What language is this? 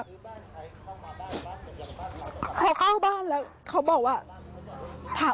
Thai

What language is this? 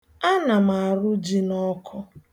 Igbo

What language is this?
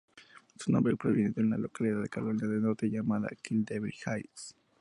Spanish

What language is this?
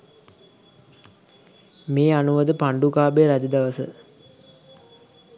Sinhala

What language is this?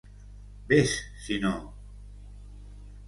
Catalan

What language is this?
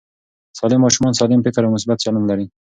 Pashto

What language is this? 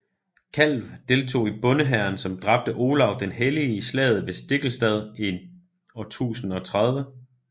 Danish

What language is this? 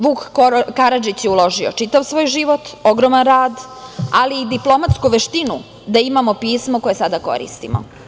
Serbian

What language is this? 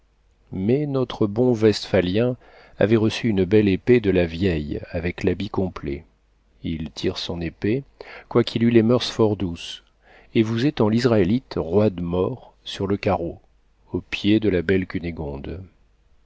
French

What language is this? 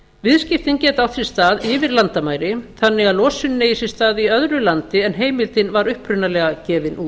Icelandic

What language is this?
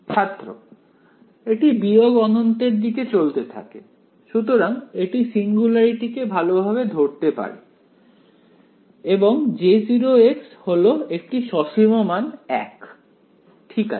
Bangla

